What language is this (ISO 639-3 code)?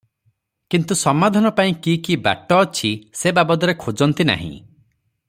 ori